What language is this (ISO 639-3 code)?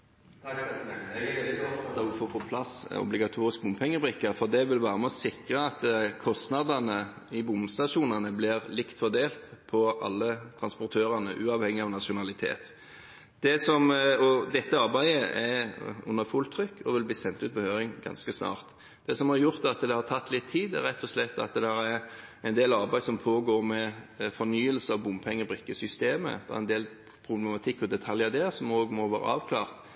nor